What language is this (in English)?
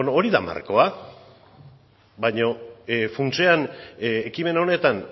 Basque